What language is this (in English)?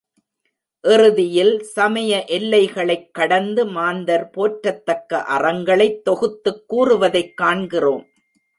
Tamil